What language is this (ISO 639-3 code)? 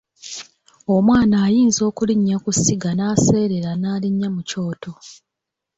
lug